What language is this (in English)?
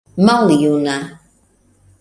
Esperanto